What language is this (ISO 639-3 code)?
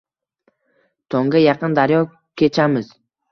uzb